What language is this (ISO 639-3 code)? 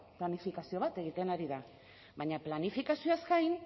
eus